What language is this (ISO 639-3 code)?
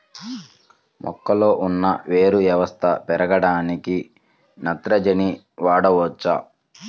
tel